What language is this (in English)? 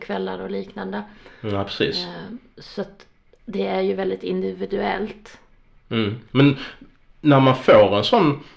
Swedish